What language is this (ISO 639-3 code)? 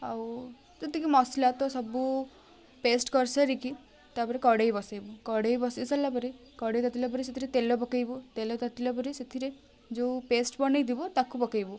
ori